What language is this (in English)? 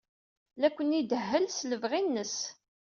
Kabyle